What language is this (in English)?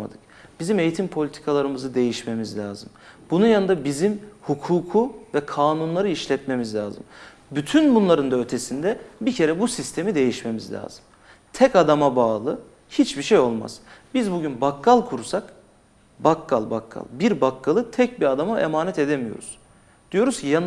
Turkish